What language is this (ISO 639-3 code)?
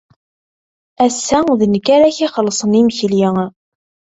kab